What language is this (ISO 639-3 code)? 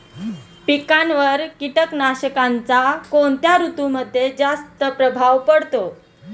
mar